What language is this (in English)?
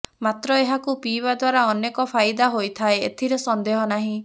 Odia